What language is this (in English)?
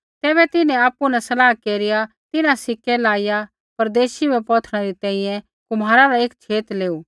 Kullu Pahari